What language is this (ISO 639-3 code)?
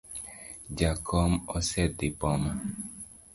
luo